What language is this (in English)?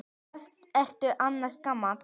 Icelandic